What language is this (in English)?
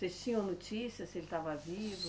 Portuguese